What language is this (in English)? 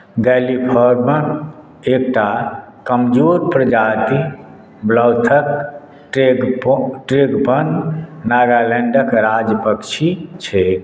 Maithili